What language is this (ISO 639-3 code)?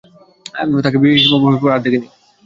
ben